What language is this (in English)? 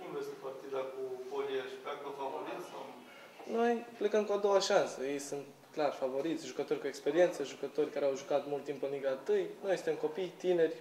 Romanian